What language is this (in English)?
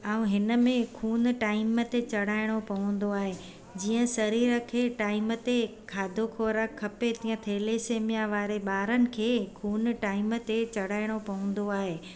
Sindhi